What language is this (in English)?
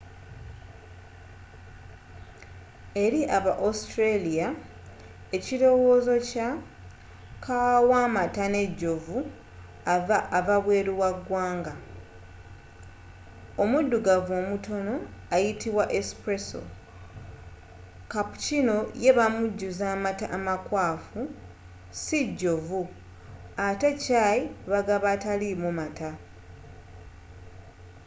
Ganda